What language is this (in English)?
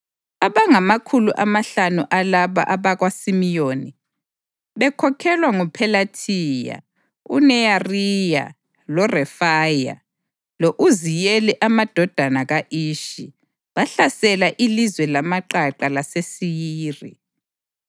North Ndebele